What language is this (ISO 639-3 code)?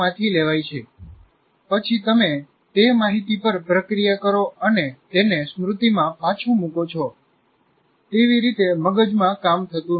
guj